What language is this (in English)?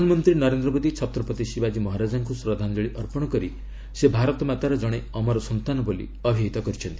Odia